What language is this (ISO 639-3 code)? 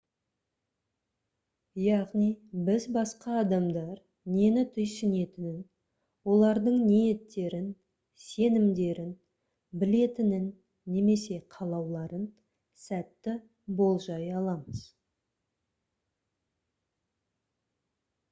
kaz